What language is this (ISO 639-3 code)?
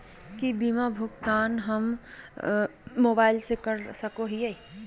mag